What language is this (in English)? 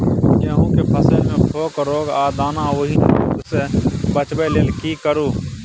Maithili